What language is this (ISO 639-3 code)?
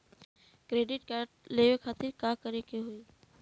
bho